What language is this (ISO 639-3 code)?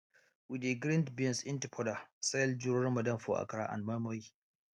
pcm